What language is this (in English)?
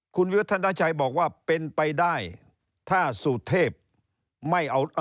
Thai